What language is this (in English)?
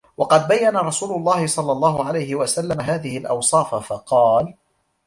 Arabic